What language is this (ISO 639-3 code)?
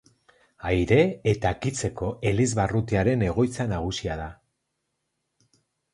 eus